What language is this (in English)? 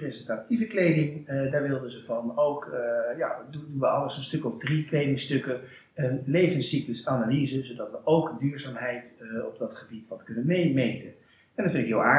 Dutch